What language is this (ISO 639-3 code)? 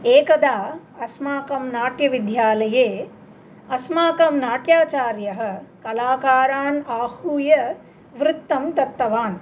san